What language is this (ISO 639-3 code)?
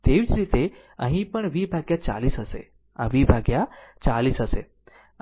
guj